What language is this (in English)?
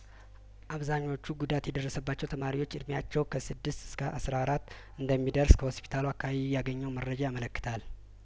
Amharic